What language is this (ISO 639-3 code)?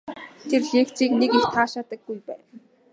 mon